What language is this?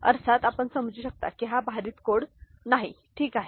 Marathi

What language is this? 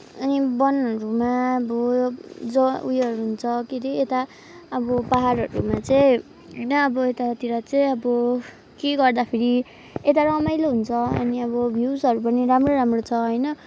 Nepali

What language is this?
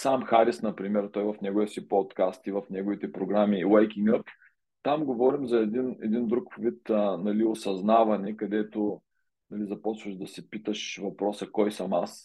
Bulgarian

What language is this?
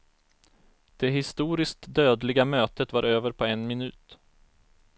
Swedish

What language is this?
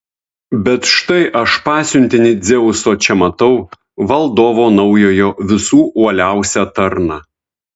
Lithuanian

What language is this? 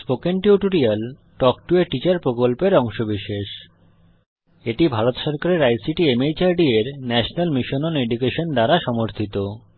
Bangla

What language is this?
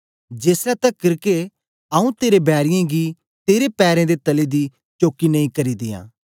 Dogri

